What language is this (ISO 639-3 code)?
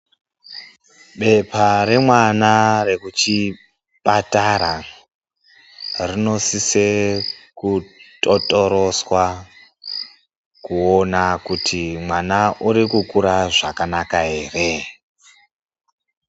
ndc